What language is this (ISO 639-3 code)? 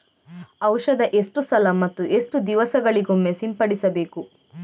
kan